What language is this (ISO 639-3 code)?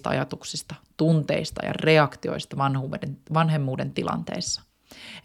fin